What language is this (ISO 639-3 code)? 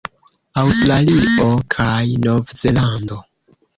epo